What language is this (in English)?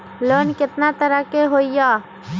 Magahi